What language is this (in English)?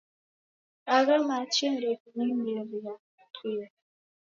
Taita